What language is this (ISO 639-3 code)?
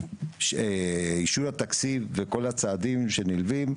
heb